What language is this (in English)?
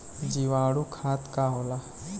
Bhojpuri